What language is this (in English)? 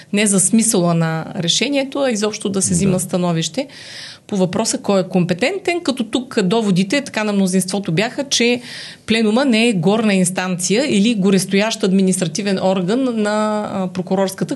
Bulgarian